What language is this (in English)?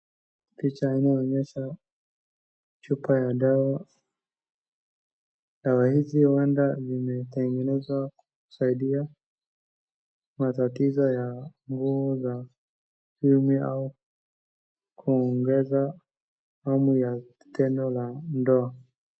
Swahili